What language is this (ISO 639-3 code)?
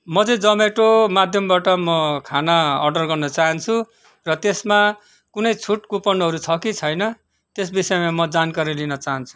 nep